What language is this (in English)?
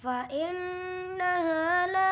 Indonesian